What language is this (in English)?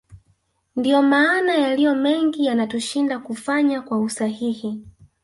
Swahili